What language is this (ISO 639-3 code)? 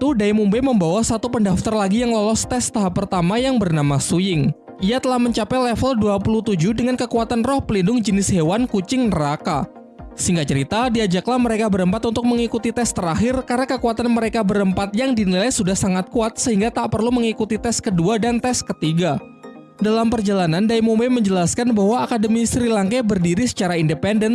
ind